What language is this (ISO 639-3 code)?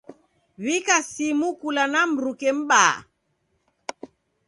dav